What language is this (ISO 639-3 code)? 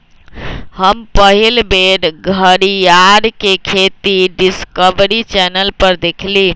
mag